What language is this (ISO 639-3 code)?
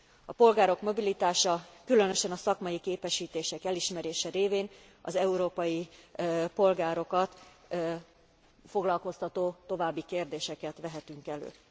hun